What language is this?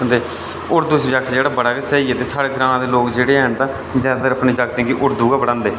Dogri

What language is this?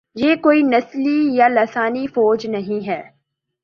Urdu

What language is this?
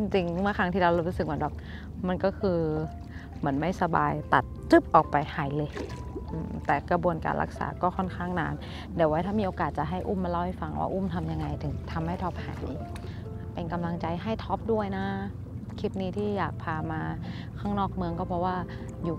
Thai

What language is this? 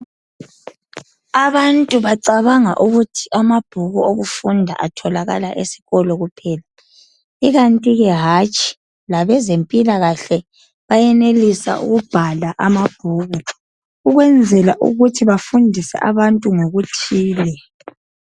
North Ndebele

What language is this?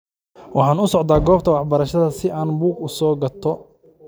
Somali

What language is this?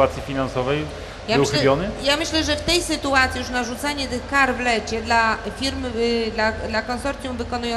Polish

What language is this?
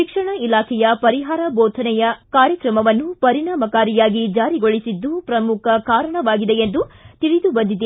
Kannada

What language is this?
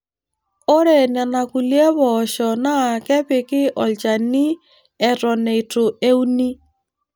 Masai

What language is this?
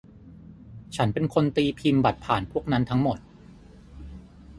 Thai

